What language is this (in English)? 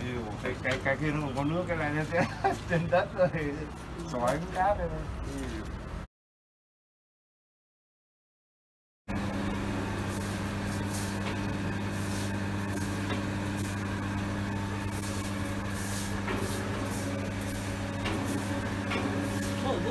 Vietnamese